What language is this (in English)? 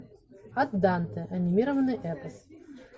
Russian